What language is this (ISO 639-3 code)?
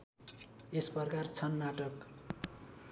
nep